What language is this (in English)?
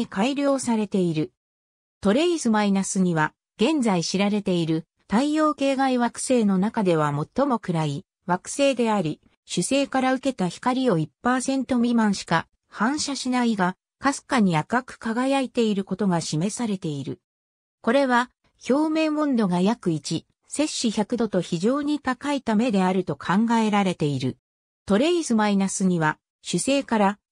Japanese